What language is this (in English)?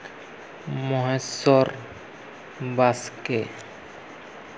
Santali